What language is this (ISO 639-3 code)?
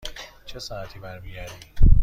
fas